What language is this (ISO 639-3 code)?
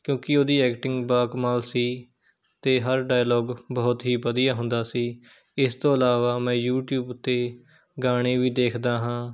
pan